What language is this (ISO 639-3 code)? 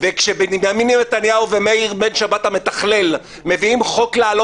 heb